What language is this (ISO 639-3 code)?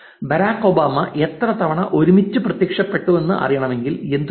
mal